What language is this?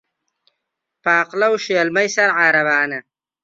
Central Kurdish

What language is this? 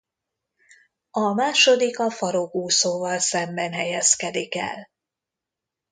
Hungarian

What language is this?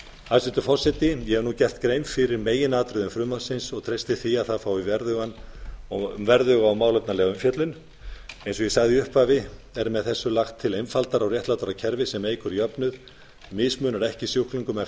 Icelandic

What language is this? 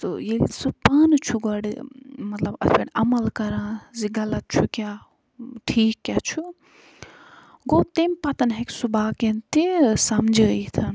Kashmiri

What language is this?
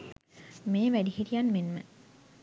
Sinhala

